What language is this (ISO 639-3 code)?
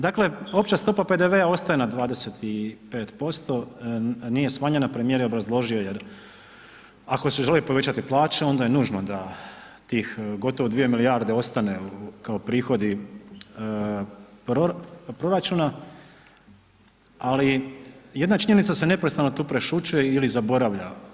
hrv